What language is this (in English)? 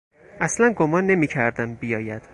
Persian